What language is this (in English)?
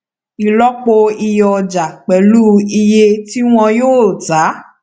Yoruba